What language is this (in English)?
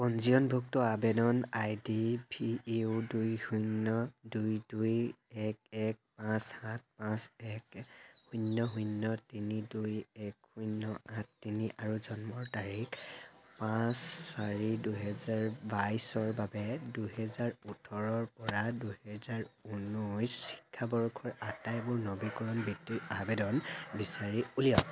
Assamese